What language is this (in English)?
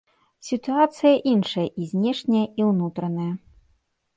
Belarusian